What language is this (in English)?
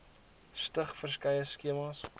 Afrikaans